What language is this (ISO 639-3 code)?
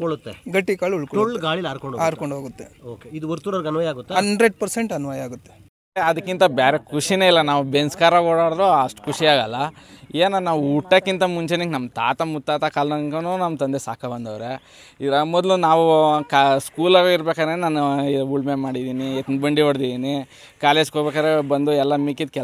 kan